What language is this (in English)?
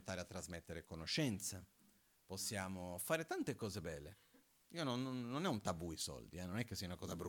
Italian